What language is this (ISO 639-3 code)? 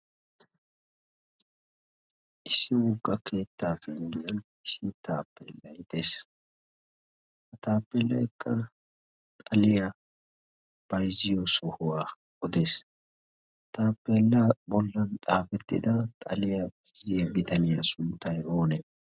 wal